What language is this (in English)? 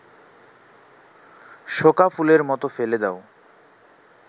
Bangla